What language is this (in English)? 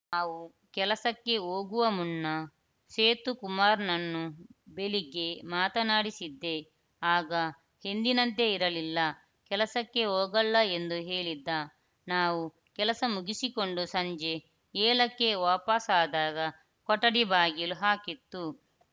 Kannada